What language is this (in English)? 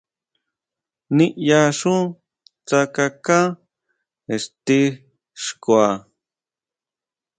Huautla Mazatec